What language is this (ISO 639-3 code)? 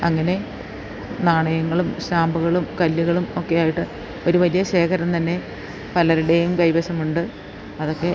mal